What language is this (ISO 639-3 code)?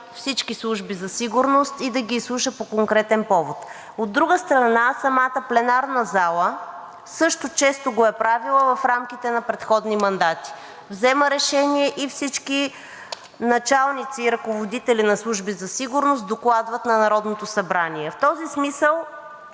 bul